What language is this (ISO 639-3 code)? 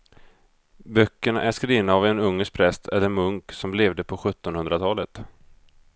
swe